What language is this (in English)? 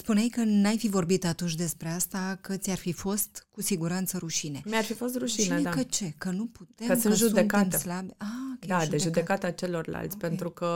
Romanian